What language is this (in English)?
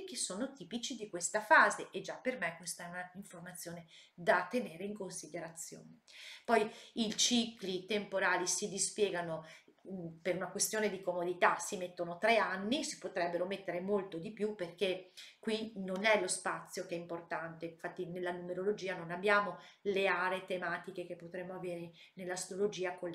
Italian